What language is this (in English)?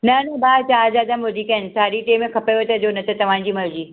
Sindhi